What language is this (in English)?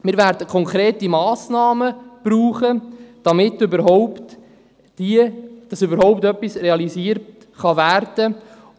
Swiss German